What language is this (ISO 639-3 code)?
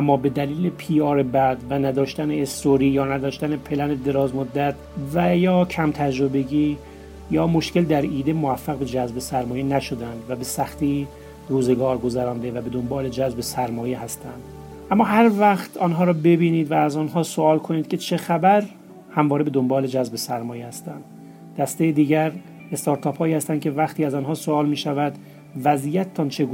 fas